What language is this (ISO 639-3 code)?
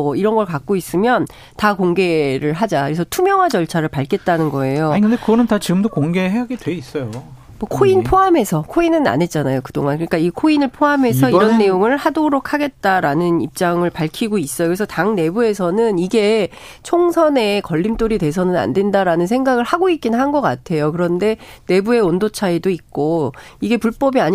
kor